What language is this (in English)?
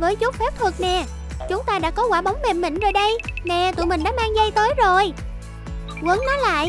Vietnamese